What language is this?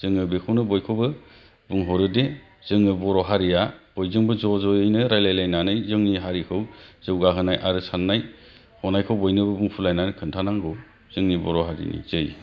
Bodo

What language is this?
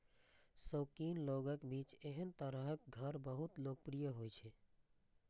Maithili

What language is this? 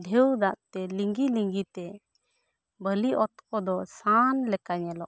Santali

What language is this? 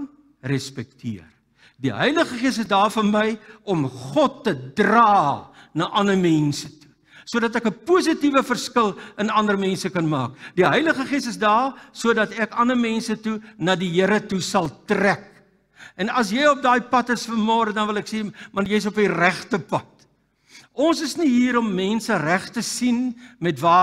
Dutch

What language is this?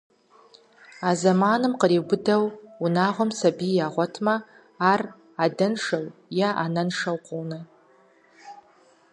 Kabardian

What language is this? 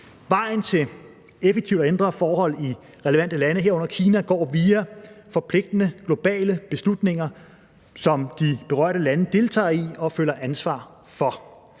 Danish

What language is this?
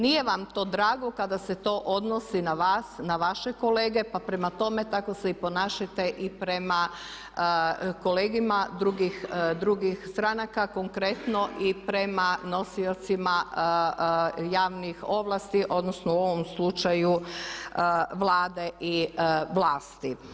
Croatian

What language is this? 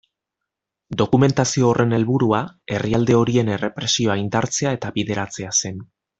Basque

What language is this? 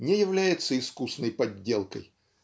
Russian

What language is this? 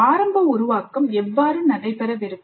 Tamil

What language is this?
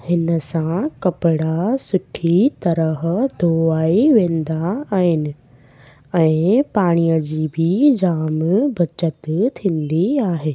Sindhi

